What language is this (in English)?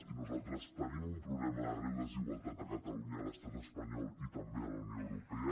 Catalan